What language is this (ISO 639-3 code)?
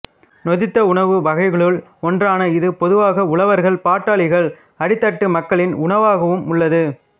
tam